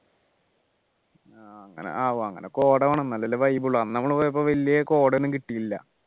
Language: Malayalam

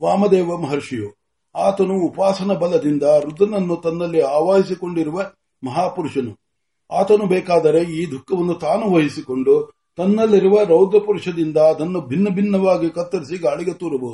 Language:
Marathi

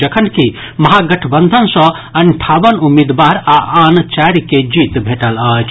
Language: Maithili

